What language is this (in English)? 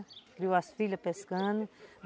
Portuguese